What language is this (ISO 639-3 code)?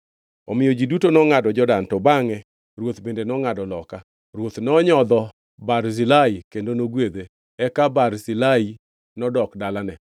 luo